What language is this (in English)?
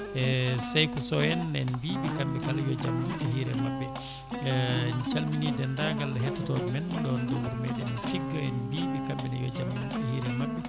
Fula